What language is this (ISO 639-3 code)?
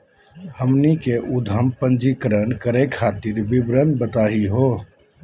mag